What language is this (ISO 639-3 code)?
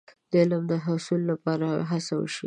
pus